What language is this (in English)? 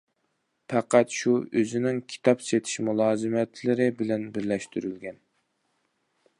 Uyghur